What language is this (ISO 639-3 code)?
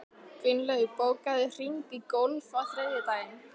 isl